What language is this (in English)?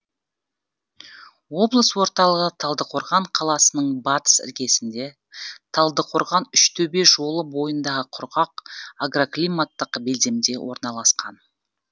Kazakh